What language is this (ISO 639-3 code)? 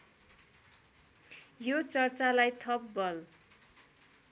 nep